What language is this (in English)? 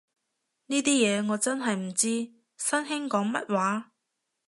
Cantonese